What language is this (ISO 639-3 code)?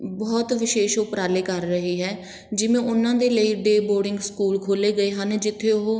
pan